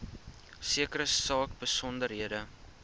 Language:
Afrikaans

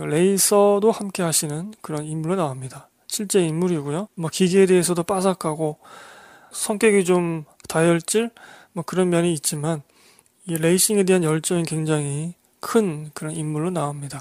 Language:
Korean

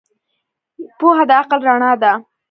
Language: Pashto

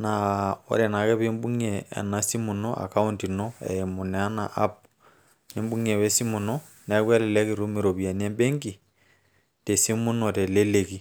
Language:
Masai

